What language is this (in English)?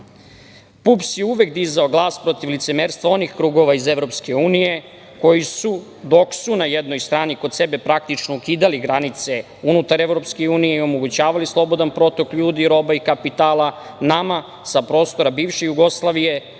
Serbian